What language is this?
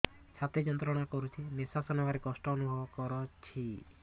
Odia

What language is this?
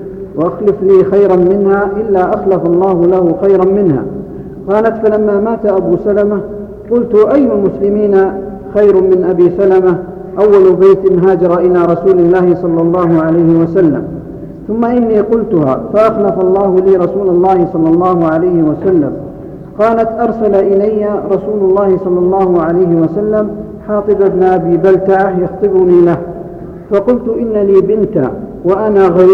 Arabic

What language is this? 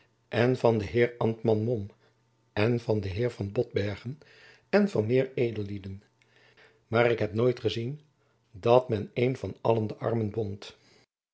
Dutch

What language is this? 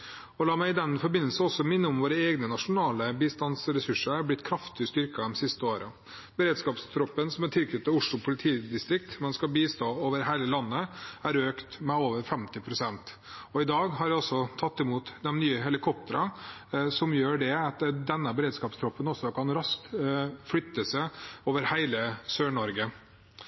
Norwegian Bokmål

